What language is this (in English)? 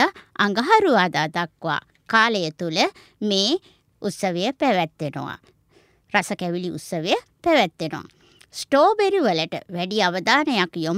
Japanese